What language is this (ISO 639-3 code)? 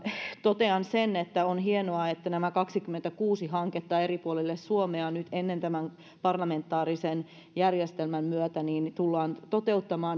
fin